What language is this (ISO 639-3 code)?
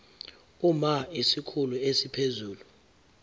zul